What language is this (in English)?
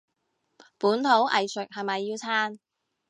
Cantonese